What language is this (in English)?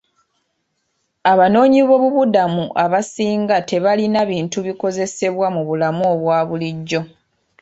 Ganda